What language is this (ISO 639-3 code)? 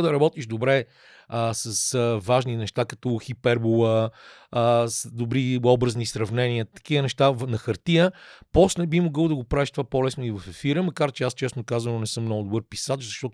bul